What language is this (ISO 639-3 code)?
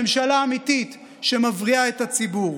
heb